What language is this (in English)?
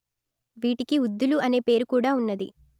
Telugu